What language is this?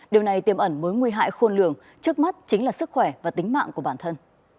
Vietnamese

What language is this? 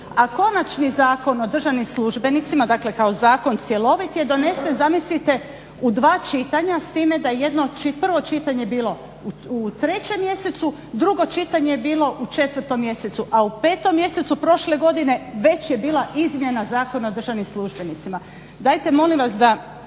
Croatian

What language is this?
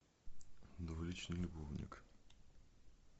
Russian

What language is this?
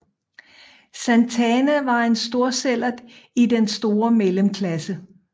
Danish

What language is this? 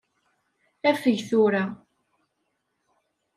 Kabyle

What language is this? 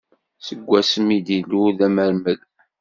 Kabyle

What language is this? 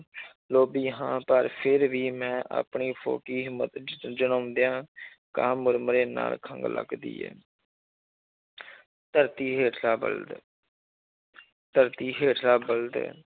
Punjabi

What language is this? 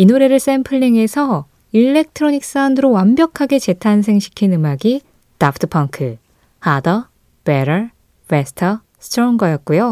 Korean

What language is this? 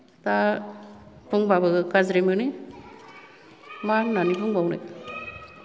Bodo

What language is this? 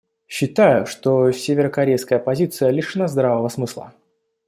Russian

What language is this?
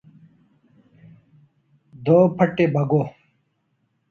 Urdu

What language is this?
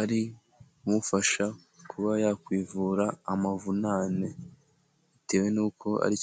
Kinyarwanda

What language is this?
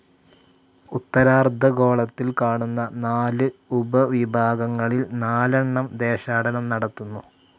Malayalam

